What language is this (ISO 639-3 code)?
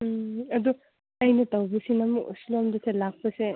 mni